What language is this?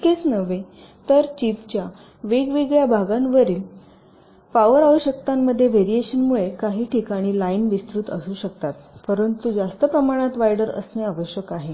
Marathi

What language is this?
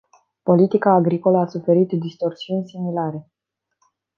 Romanian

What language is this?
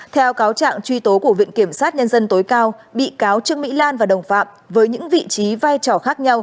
Vietnamese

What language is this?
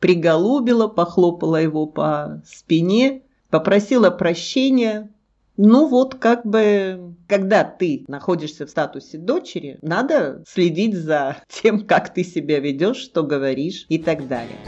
Russian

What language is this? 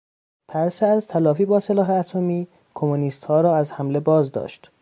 Persian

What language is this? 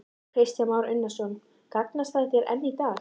Icelandic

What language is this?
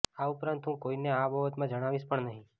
Gujarati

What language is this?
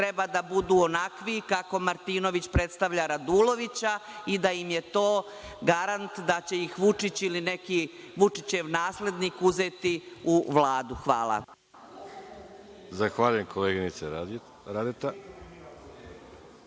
Serbian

